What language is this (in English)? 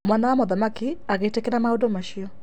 Kikuyu